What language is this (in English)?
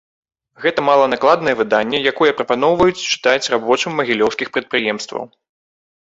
Belarusian